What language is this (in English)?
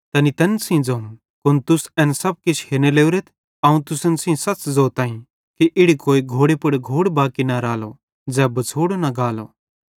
Bhadrawahi